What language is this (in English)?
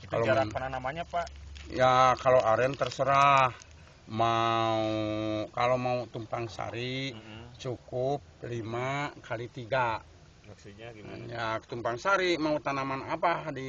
Indonesian